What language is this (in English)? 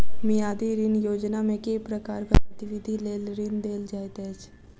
Maithili